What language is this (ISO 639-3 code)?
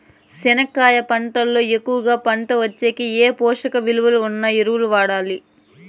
tel